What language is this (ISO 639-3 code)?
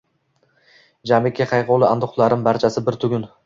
uzb